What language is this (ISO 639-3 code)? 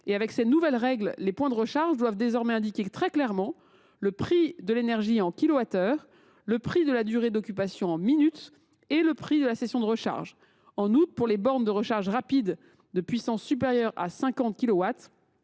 fra